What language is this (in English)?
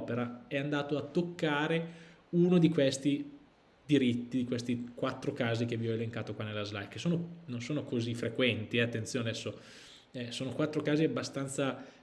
Italian